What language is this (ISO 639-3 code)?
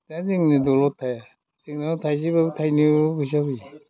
brx